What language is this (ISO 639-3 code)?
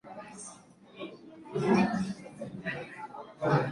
zho